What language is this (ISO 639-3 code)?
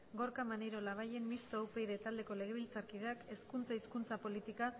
eus